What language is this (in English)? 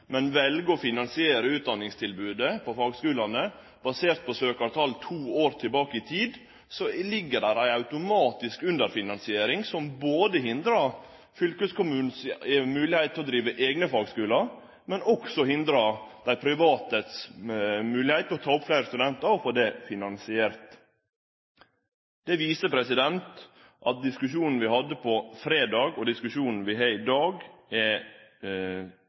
Norwegian Nynorsk